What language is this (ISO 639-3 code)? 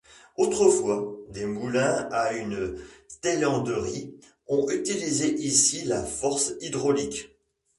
fra